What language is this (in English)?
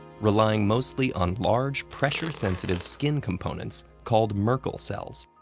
English